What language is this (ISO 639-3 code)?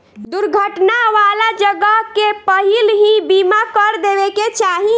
bho